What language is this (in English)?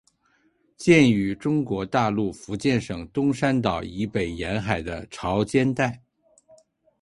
Chinese